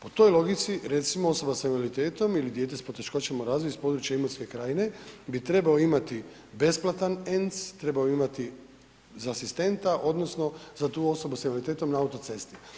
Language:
Croatian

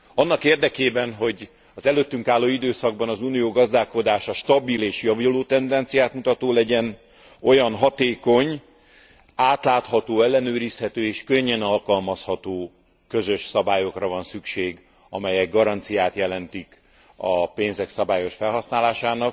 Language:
Hungarian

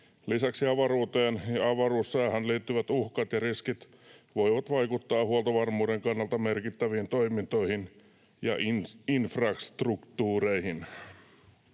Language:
Finnish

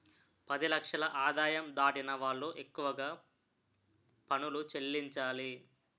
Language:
Telugu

